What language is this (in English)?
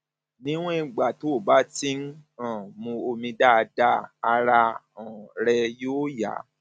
Yoruba